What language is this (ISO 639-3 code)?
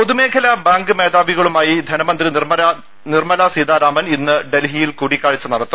mal